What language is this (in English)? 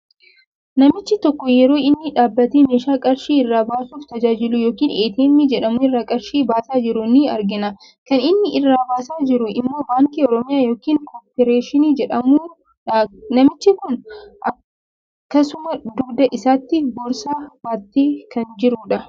Oromo